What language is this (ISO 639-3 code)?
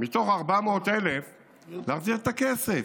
heb